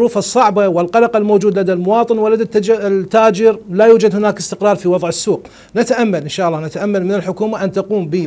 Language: Arabic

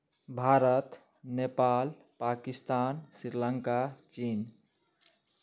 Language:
Maithili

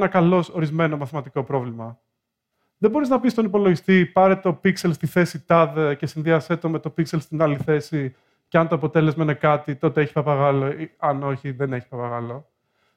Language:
Greek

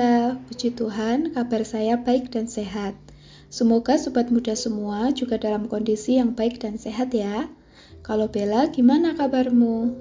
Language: Indonesian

